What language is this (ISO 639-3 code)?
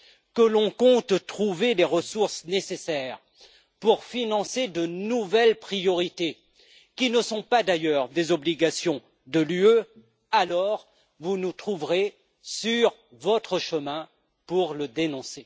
fra